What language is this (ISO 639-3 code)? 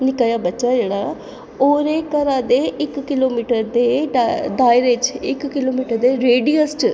doi